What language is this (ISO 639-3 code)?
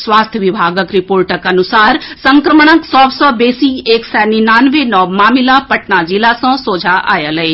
mai